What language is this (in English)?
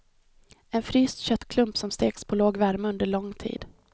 Swedish